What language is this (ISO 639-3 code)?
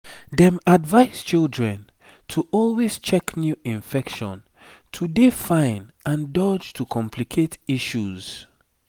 pcm